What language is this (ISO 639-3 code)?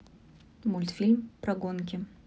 rus